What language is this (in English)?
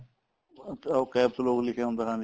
Punjabi